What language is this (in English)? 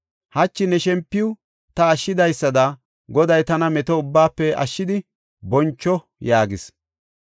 Gofa